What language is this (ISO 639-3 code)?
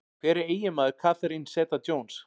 isl